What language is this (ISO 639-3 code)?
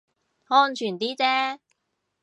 yue